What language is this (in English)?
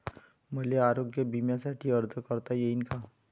Marathi